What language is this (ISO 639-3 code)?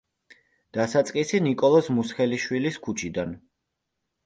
kat